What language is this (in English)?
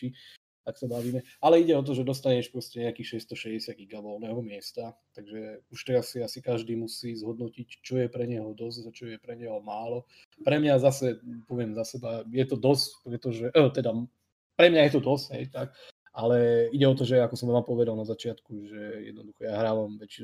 Slovak